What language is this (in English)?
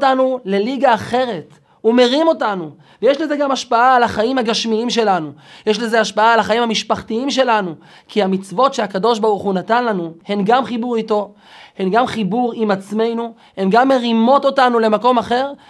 Hebrew